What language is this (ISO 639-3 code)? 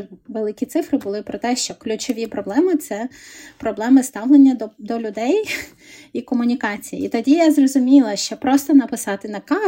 ukr